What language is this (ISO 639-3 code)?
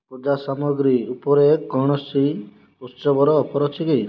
ori